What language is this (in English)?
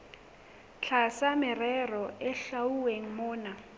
Southern Sotho